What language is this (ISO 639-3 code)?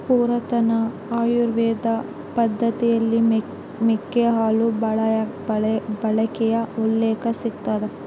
kan